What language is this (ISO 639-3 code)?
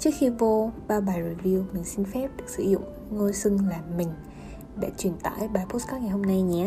vie